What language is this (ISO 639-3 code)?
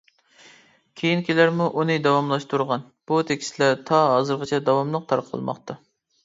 uig